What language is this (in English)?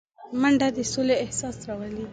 Pashto